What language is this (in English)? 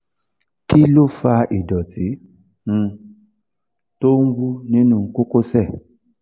Yoruba